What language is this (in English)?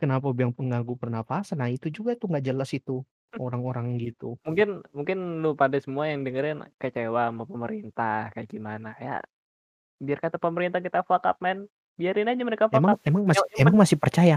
Indonesian